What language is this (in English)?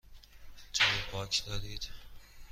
Persian